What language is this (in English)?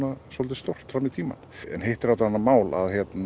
Icelandic